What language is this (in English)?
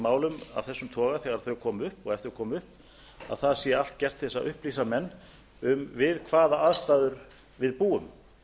Icelandic